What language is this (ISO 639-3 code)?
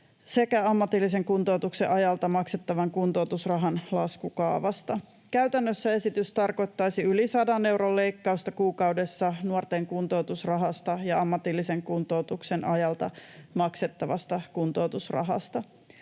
fin